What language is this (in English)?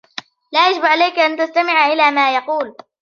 Arabic